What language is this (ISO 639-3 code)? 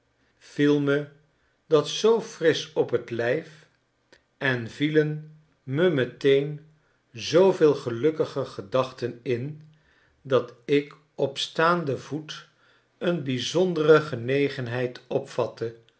nld